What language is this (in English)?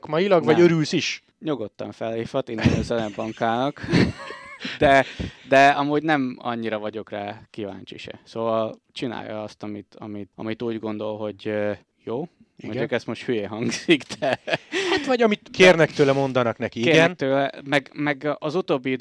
Hungarian